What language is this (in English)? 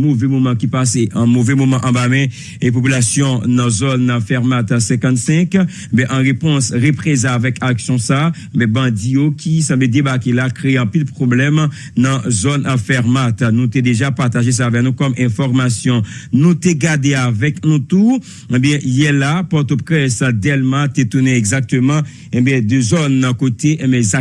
French